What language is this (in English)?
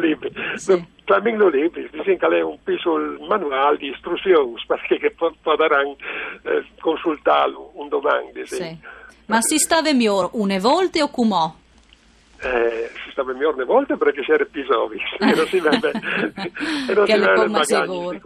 Italian